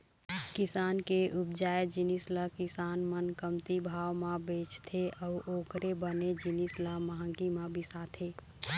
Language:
Chhattisgarhi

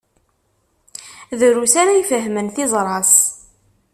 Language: Kabyle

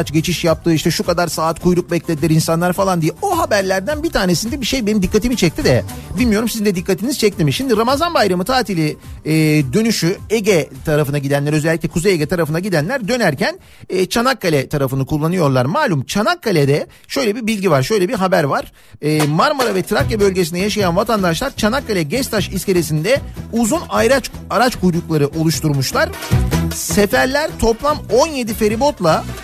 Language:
Turkish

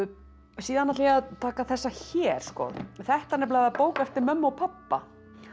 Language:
Icelandic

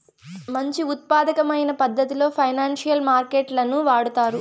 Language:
Telugu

